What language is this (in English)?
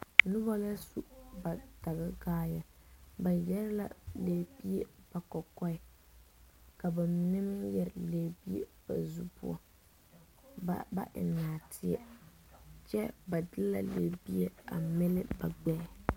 Southern Dagaare